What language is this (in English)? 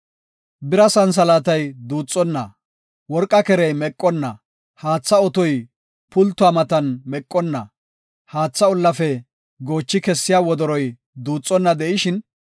Gofa